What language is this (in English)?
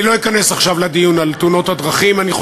Hebrew